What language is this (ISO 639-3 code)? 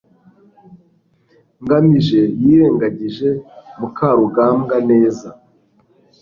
kin